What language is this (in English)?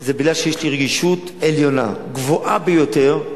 Hebrew